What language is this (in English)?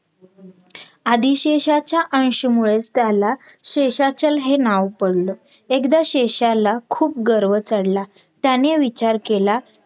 Marathi